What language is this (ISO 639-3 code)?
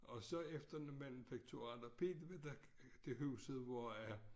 dan